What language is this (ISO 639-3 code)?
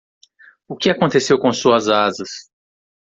por